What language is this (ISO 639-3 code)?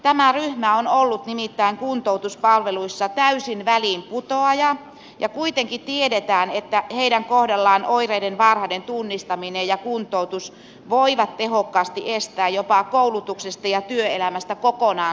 fin